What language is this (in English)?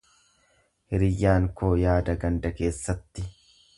Oromo